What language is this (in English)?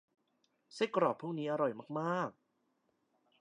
Thai